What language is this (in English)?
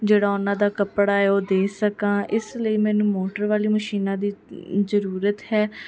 Punjabi